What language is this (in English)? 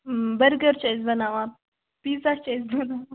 Kashmiri